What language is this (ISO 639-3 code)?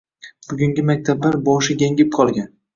uzb